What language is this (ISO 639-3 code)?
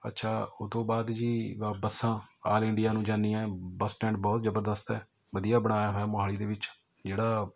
pan